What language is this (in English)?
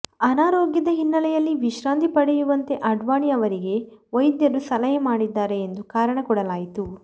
Kannada